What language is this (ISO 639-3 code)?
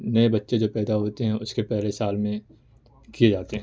urd